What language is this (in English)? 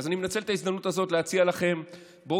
Hebrew